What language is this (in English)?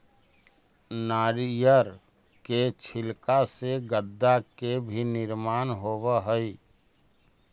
Magahi